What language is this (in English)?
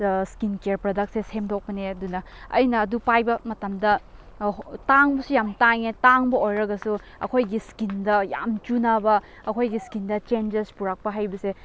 Manipuri